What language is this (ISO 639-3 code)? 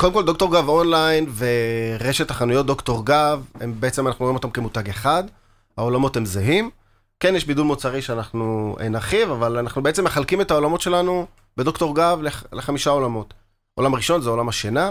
heb